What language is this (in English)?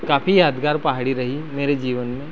Hindi